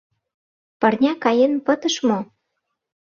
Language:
Mari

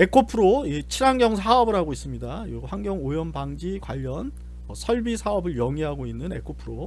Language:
Korean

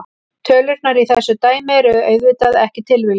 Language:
Icelandic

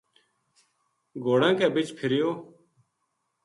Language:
Gujari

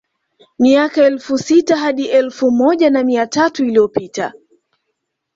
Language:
Swahili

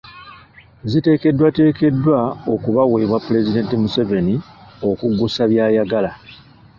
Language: Ganda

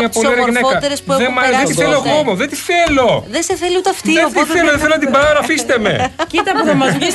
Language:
Greek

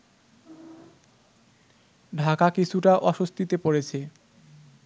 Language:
Bangla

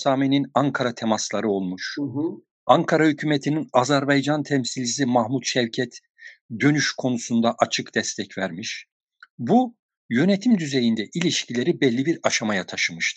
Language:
Turkish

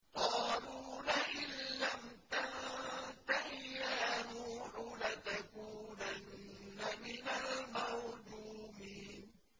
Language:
Arabic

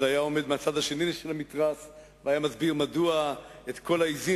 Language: Hebrew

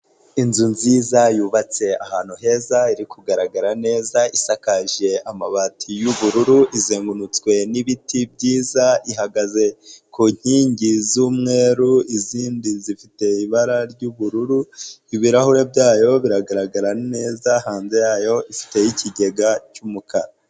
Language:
Kinyarwanda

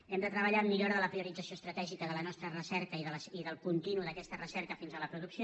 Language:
Catalan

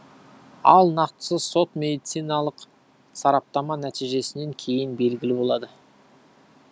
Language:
Kazakh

